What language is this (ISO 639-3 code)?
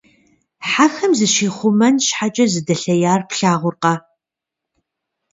kbd